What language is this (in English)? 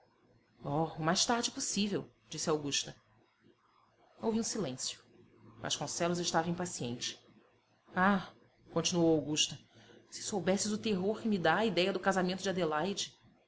Portuguese